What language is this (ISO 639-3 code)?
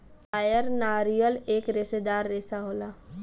bho